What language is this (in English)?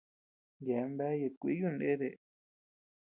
Tepeuxila Cuicatec